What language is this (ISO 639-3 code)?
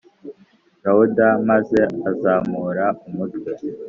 kin